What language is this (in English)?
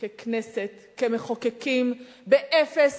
Hebrew